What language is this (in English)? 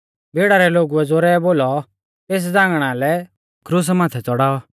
Mahasu Pahari